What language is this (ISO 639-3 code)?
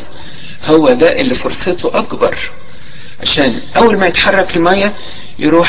ara